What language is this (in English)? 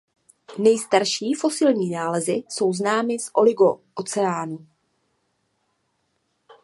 Czech